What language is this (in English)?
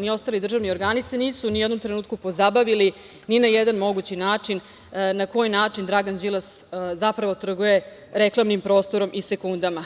Serbian